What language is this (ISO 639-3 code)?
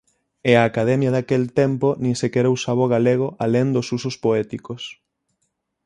glg